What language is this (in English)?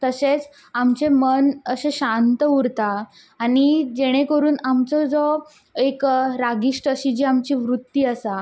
Konkani